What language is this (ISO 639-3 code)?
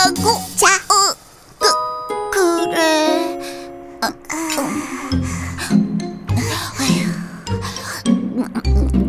kor